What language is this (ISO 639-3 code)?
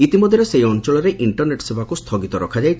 ori